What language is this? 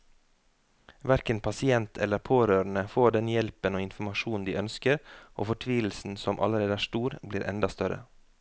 Norwegian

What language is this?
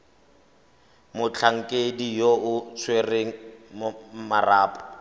Tswana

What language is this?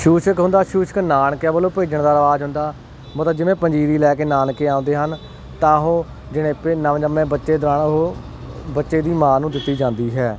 Punjabi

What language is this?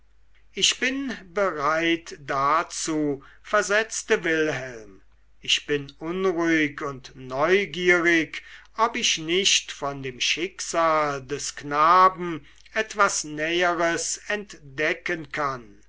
German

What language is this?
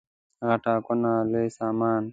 Pashto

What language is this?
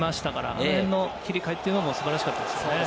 Japanese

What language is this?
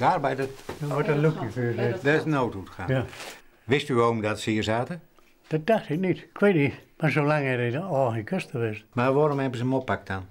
Dutch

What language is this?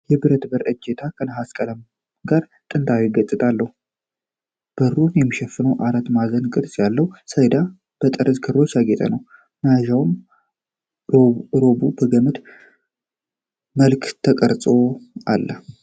Amharic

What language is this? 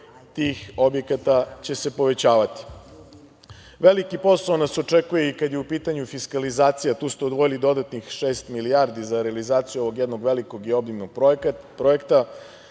Serbian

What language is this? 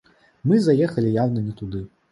Belarusian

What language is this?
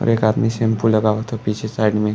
Bhojpuri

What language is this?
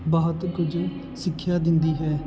Punjabi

